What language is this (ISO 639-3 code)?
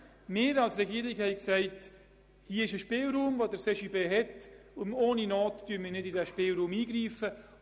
gsw